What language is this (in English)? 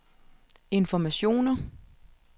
Danish